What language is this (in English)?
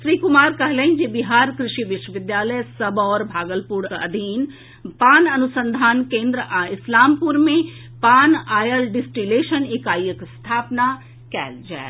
Maithili